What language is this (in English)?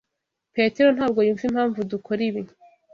Kinyarwanda